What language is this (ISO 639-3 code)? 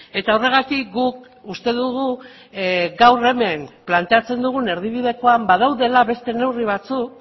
eus